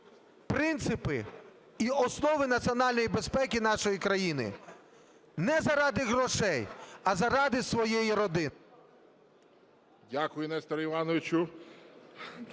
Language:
Ukrainian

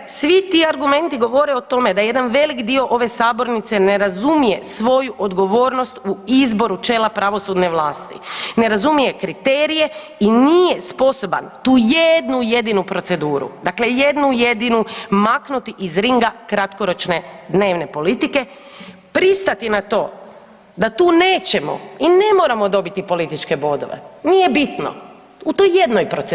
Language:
Croatian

